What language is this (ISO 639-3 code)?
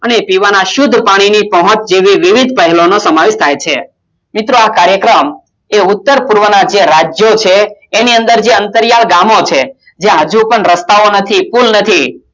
guj